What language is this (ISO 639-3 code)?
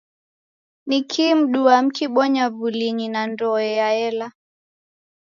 dav